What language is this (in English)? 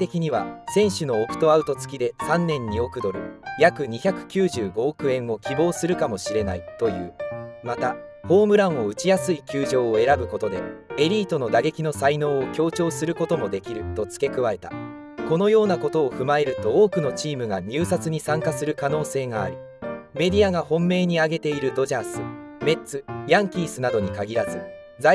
Japanese